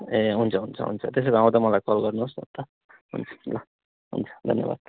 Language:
Nepali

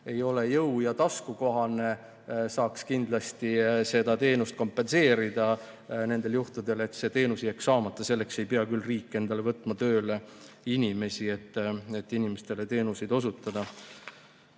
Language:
Estonian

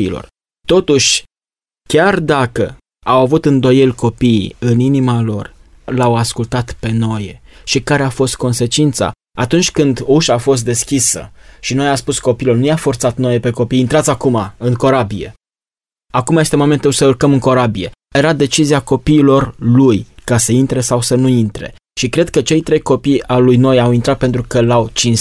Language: Romanian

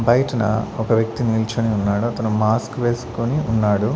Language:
Telugu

